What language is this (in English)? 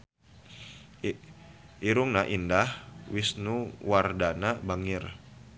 Sundanese